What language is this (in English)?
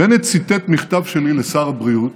Hebrew